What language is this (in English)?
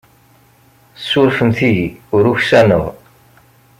Kabyle